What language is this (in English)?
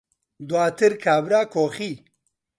Central Kurdish